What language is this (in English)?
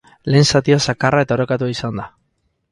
Basque